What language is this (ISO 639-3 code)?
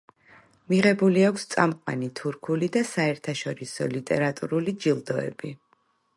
kat